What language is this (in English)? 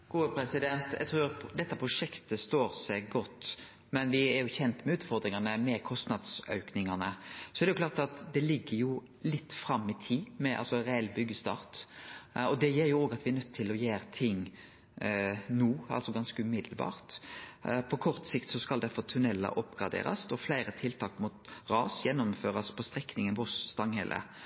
Norwegian Nynorsk